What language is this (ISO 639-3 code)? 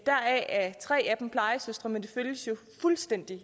dan